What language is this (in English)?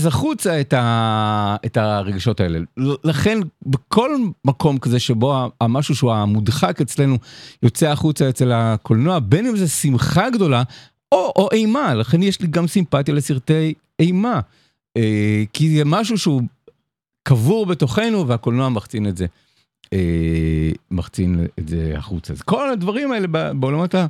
Hebrew